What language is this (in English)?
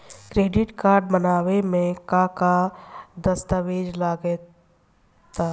Bhojpuri